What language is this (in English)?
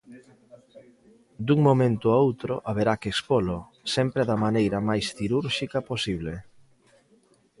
Galician